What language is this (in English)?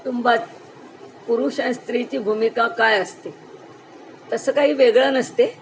Marathi